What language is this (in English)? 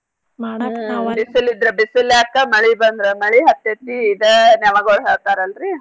Kannada